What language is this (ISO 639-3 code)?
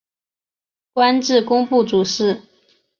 zho